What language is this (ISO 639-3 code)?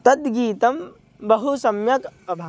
san